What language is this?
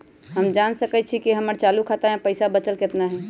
Magahi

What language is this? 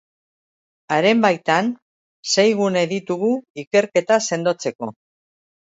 Basque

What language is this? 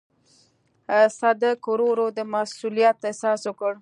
Pashto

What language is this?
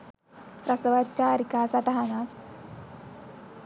Sinhala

